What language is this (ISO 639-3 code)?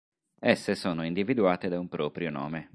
ita